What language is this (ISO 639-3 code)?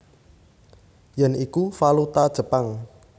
jav